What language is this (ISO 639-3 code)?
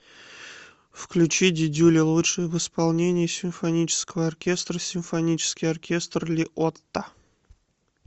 rus